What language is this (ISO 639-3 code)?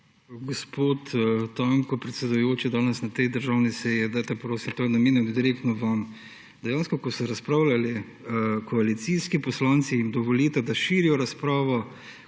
slv